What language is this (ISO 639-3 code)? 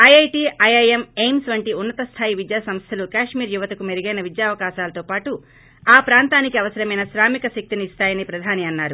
tel